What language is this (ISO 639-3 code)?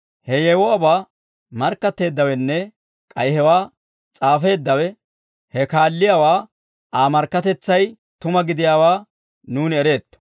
dwr